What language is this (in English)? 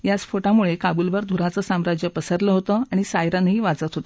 Marathi